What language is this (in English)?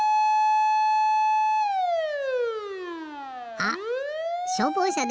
Japanese